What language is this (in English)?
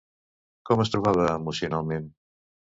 Catalan